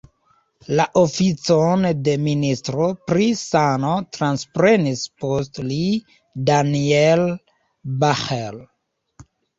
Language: Esperanto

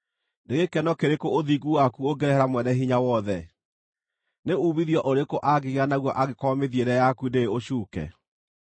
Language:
Kikuyu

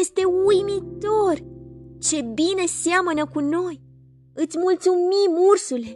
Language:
Romanian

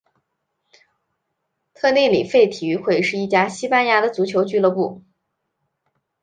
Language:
Chinese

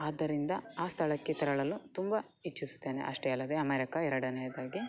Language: Kannada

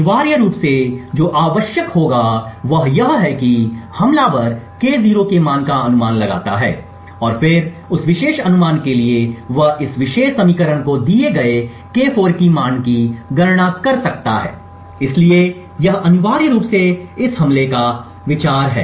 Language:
Hindi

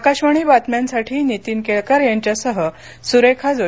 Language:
Marathi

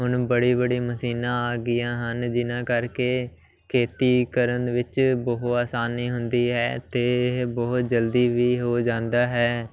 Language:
Punjabi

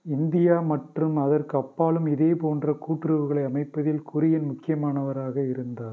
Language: Tamil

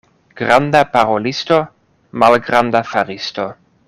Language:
Esperanto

